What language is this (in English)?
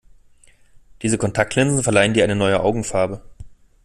German